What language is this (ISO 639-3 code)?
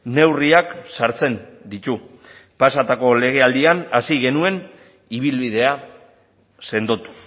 eus